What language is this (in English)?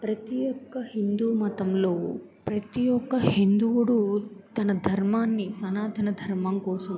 Telugu